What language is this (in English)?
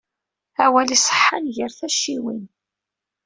Kabyle